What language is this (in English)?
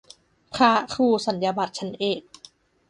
Thai